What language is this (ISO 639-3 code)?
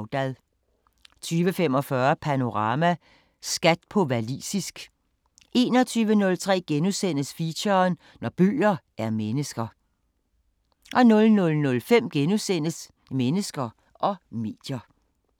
dan